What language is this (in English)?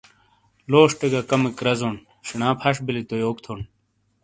Shina